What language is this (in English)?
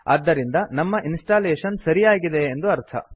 Kannada